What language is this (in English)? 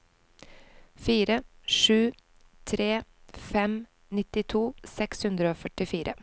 Norwegian